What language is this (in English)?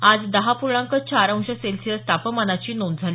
Marathi